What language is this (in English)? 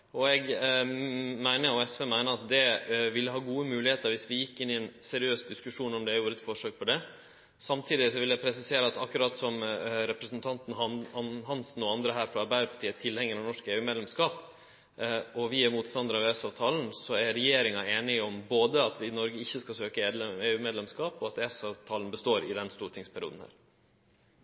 Norwegian